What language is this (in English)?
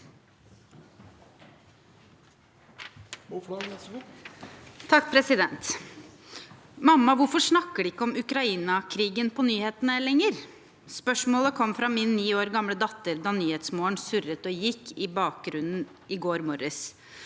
Norwegian